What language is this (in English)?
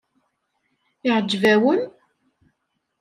Kabyle